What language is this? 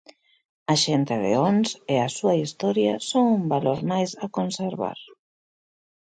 Galician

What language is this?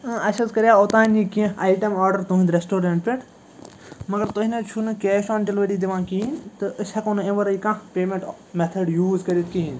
Kashmiri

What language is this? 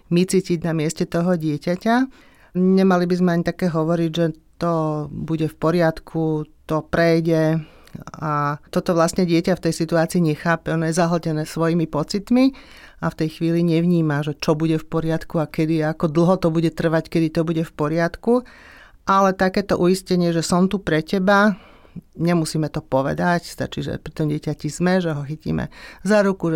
Slovak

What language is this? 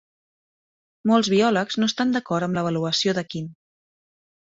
Catalan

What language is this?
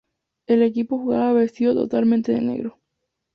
Spanish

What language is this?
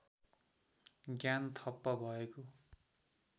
Nepali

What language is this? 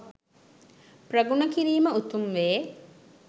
Sinhala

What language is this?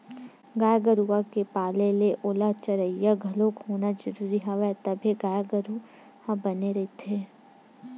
Chhattisgarhi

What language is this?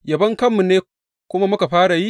Hausa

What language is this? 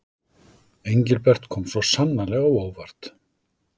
Icelandic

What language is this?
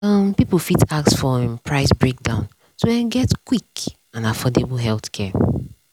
Nigerian Pidgin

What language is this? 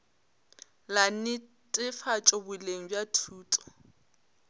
Northern Sotho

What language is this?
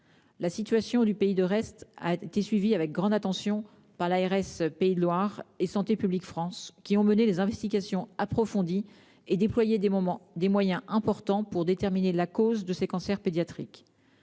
French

